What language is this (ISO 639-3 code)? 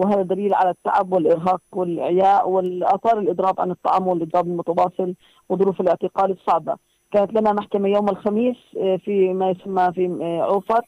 ara